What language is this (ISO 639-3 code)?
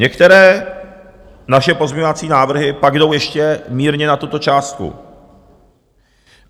ces